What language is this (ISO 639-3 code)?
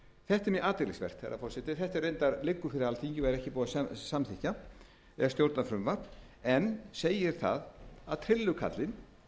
isl